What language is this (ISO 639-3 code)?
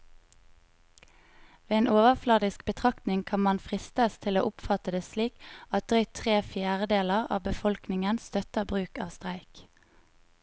nor